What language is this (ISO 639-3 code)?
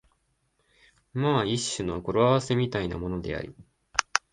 jpn